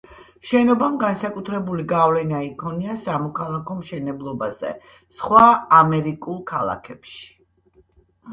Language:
Georgian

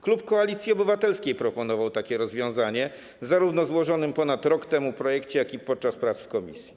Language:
Polish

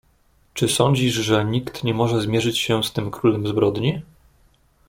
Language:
Polish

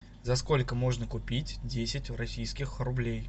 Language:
Russian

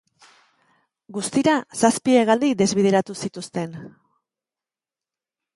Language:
Basque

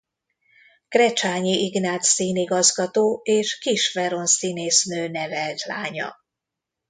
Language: Hungarian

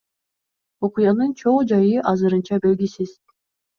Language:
Kyrgyz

